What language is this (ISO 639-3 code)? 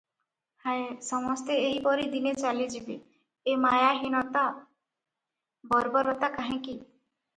ori